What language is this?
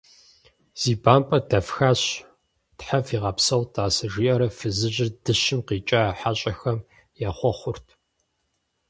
Kabardian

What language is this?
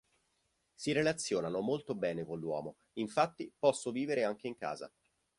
Italian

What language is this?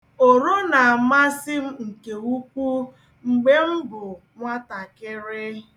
Igbo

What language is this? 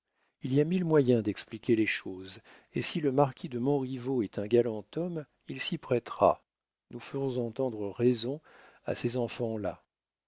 French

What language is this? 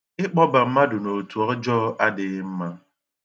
Igbo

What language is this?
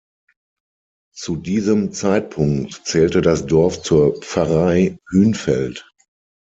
German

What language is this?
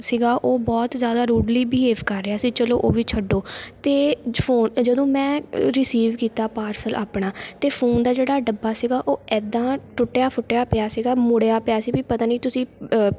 Punjabi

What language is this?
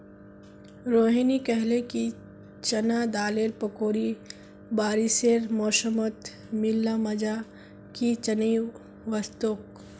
Magahi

